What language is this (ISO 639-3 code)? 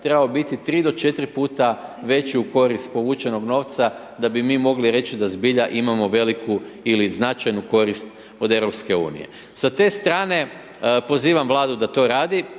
hrv